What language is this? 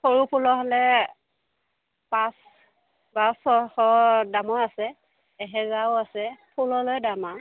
Assamese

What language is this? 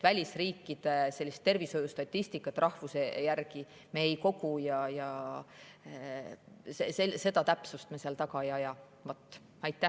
Estonian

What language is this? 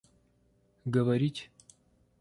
Russian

